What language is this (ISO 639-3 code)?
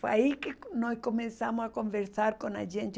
por